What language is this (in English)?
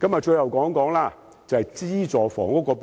Cantonese